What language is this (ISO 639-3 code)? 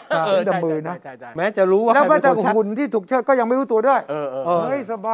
tha